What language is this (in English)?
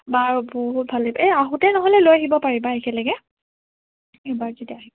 Assamese